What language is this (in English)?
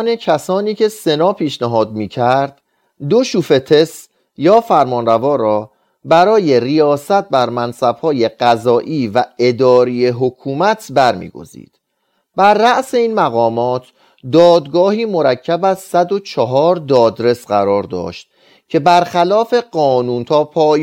Persian